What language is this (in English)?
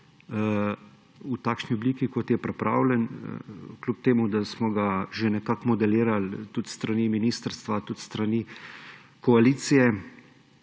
Slovenian